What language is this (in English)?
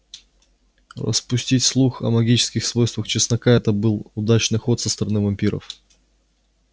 Russian